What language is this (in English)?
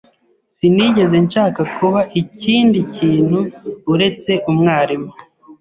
Kinyarwanda